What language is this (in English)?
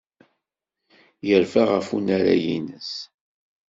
Kabyle